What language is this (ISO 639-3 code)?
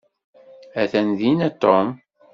kab